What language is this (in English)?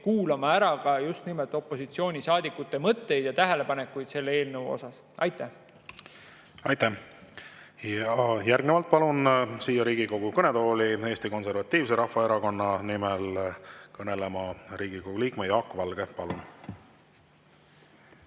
Estonian